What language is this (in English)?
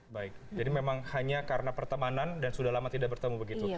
Indonesian